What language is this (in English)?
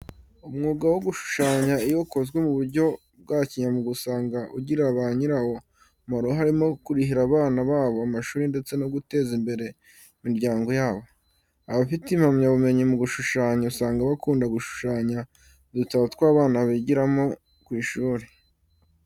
Kinyarwanda